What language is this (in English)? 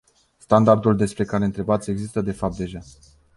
Romanian